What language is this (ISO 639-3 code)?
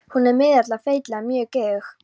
isl